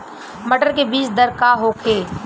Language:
Bhojpuri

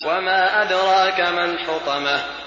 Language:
Arabic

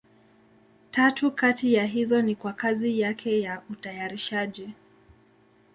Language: Swahili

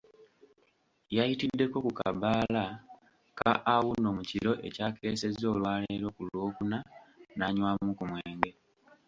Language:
Ganda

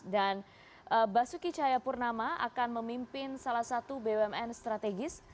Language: Indonesian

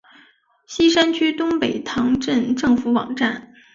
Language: Chinese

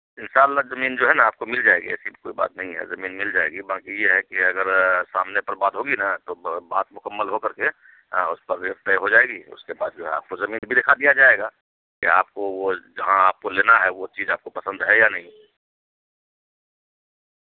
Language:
Urdu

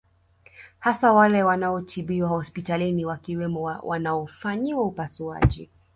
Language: Swahili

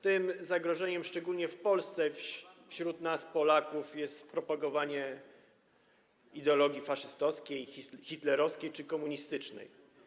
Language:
Polish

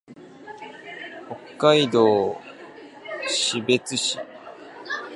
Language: Japanese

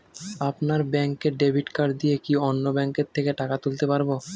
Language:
Bangla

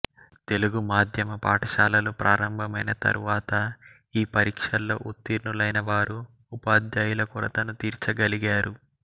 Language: Telugu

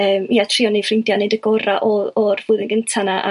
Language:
Welsh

